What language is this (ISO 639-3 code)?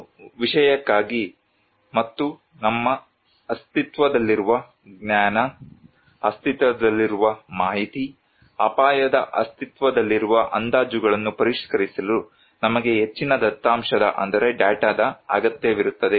kan